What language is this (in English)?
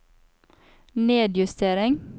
Norwegian